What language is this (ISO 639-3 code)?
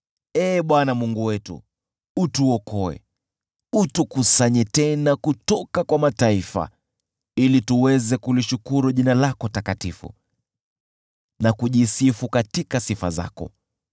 swa